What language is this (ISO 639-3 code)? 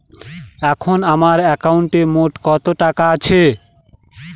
ben